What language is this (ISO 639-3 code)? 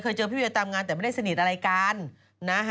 tha